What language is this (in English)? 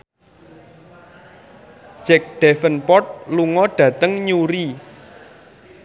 Javanese